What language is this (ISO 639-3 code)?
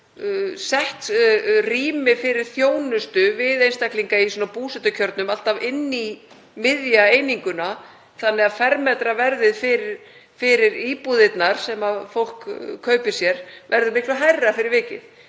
isl